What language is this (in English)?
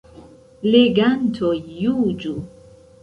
Esperanto